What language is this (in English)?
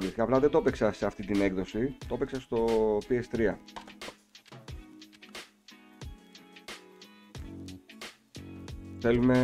Greek